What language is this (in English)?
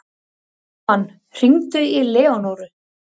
Icelandic